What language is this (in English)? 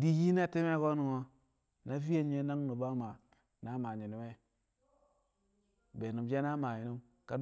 Kamo